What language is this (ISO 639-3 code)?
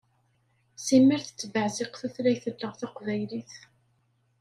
kab